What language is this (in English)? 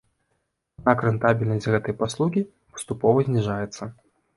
Belarusian